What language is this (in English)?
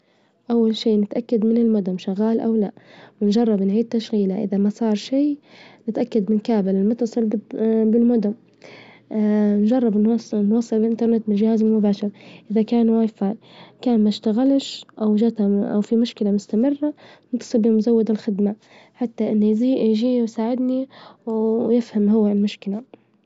Libyan Arabic